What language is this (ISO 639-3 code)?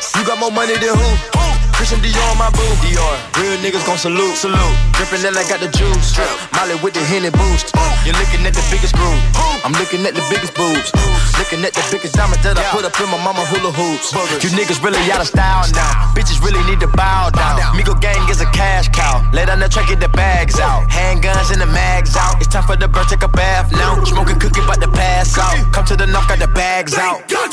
rus